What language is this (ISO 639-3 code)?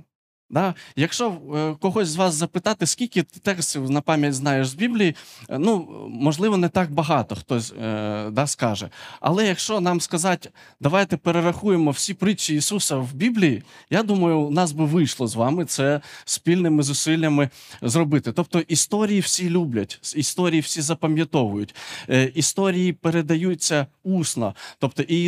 ukr